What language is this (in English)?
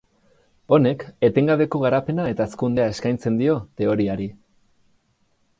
Basque